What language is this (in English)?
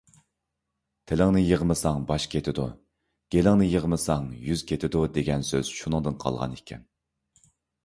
Uyghur